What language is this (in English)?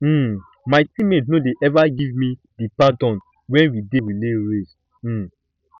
Nigerian Pidgin